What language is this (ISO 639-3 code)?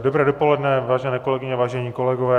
ces